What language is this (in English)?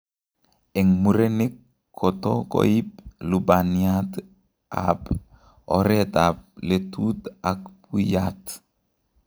Kalenjin